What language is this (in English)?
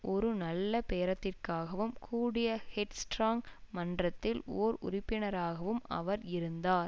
Tamil